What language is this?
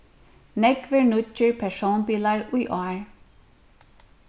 Faroese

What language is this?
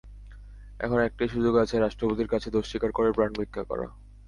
Bangla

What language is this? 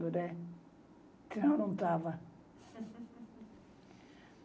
Portuguese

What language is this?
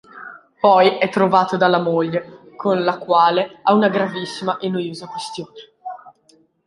Italian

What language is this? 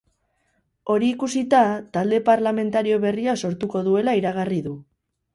Basque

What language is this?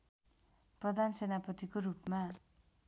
Nepali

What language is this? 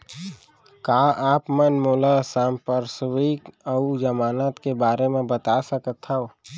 Chhattisgarhi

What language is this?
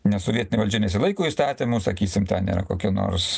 Lithuanian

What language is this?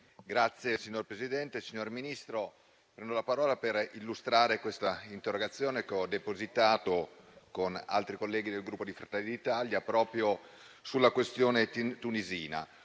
Italian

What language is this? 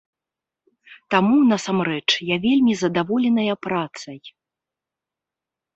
Belarusian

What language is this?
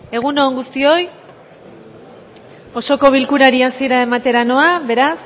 Basque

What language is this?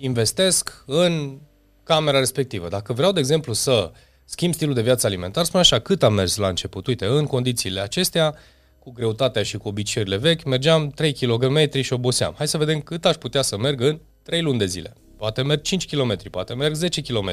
Romanian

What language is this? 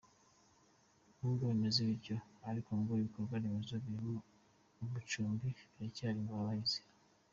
Kinyarwanda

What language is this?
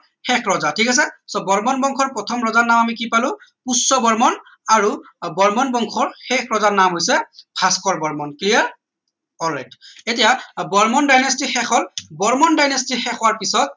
Assamese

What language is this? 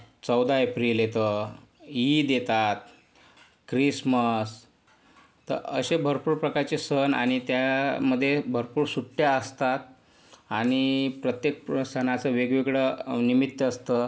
Marathi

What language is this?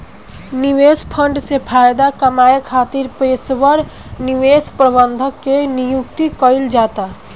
Bhojpuri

